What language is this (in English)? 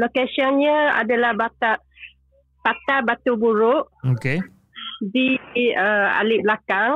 Malay